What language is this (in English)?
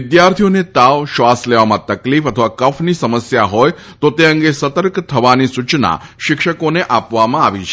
Gujarati